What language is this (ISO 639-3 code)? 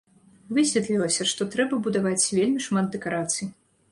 bel